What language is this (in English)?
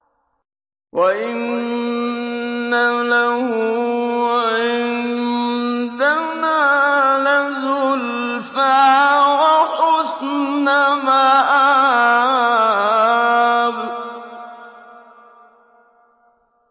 Arabic